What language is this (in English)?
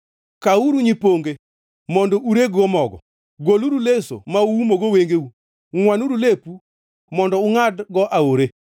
Luo (Kenya and Tanzania)